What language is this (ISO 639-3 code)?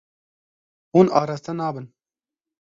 kur